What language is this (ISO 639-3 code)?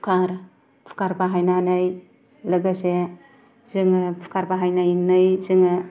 brx